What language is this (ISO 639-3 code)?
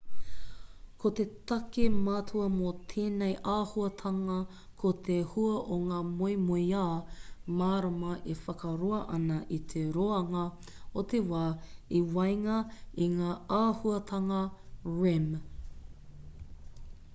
mri